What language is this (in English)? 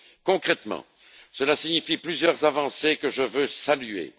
French